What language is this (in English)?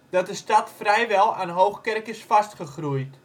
Dutch